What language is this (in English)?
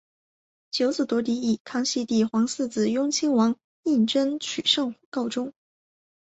Chinese